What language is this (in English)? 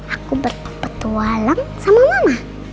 Indonesian